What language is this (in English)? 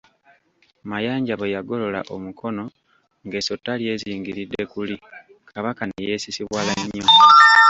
Ganda